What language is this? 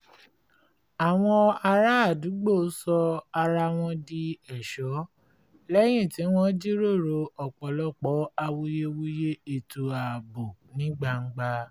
Yoruba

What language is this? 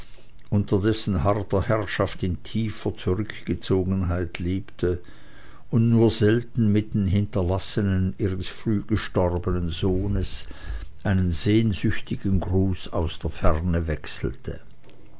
German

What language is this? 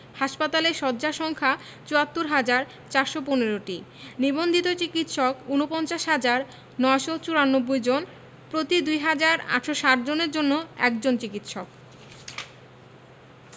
Bangla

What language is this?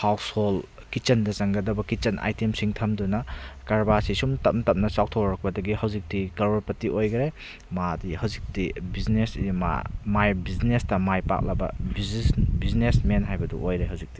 Manipuri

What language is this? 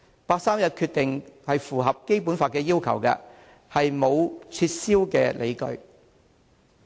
Cantonese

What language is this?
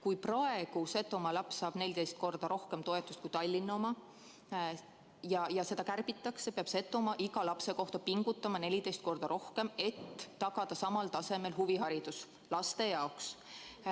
Estonian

